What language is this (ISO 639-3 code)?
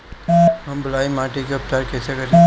bho